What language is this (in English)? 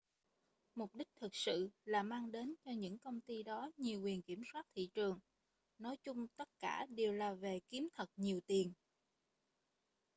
Vietnamese